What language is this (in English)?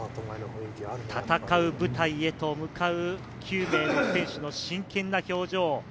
Japanese